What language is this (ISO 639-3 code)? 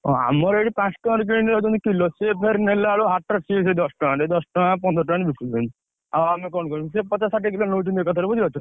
ori